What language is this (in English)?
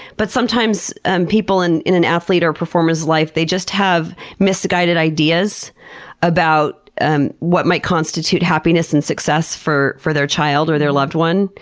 English